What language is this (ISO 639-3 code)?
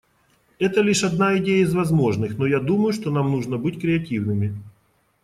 rus